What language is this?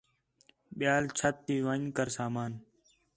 Khetrani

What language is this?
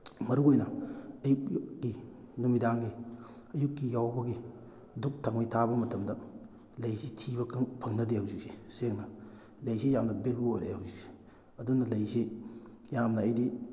Manipuri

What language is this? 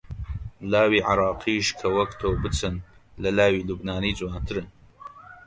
Central Kurdish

